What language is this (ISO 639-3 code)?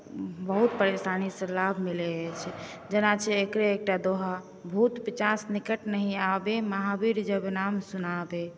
mai